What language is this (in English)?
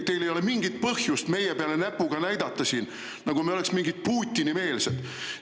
Estonian